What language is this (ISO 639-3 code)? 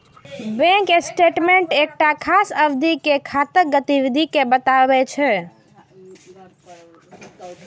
mai